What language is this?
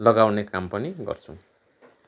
Nepali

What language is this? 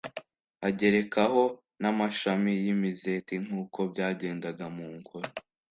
Kinyarwanda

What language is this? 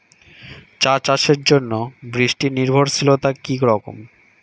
Bangla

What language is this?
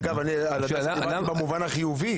Hebrew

